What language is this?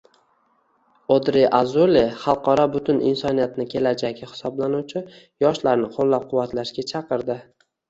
Uzbek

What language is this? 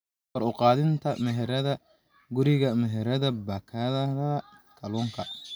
Somali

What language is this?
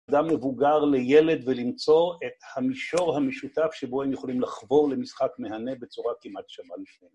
Hebrew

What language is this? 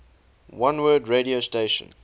English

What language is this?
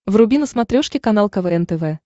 Russian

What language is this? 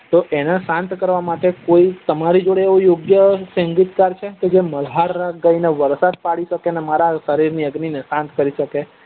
Gujarati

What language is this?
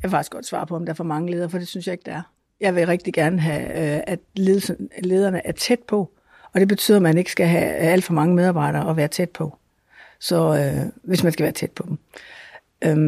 Danish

